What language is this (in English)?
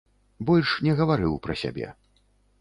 Belarusian